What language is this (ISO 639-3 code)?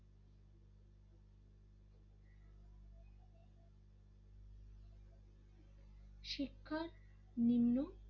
ben